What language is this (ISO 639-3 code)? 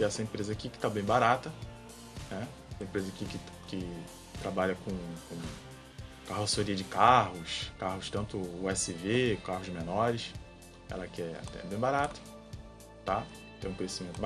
por